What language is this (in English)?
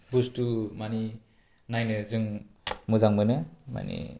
Bodo